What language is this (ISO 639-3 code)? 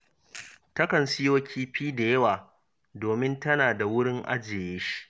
hau